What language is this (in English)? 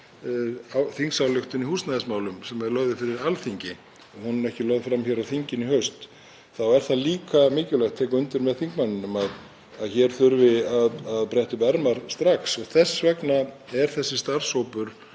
Icelandic